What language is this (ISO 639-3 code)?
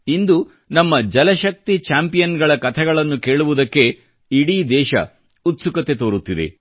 kan